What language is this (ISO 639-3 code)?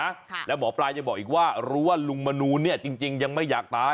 tha